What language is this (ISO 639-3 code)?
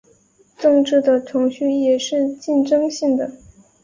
zho